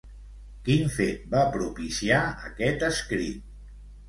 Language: Catalan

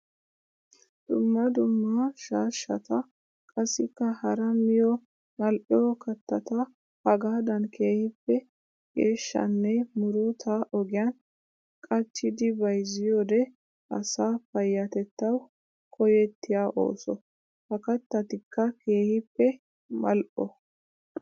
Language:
Wolaytta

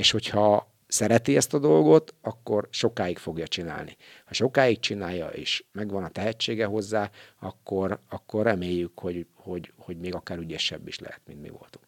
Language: Hungarian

